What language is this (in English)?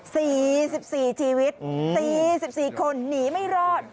Thai